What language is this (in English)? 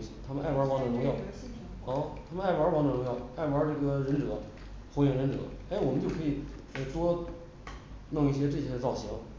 Chinese